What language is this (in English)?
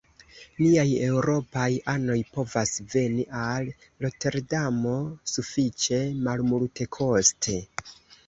Esperanto